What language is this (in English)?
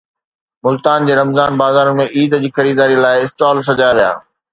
Sindhi